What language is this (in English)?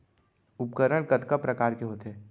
Chhattisgarhi